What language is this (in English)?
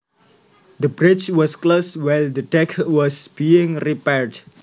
Javanese